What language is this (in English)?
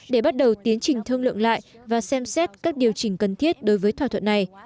Vietnamese